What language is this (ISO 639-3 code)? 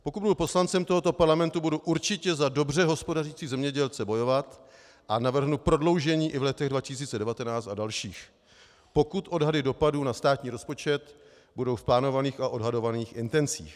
ces